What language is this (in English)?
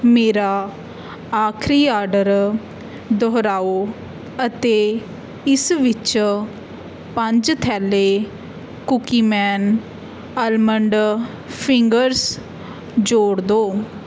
Punjabi